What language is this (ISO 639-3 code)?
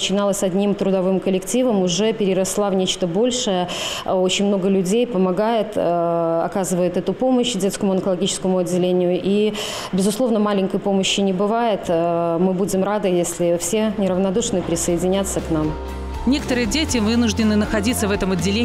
rus